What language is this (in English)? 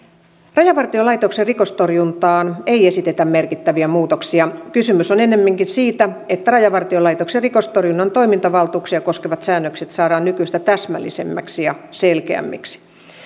Finnish